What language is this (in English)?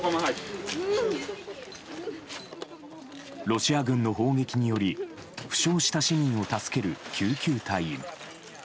Japanese